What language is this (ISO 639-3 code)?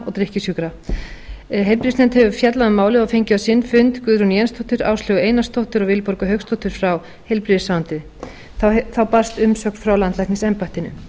isl